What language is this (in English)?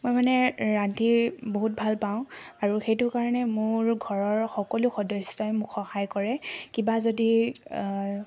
Assamese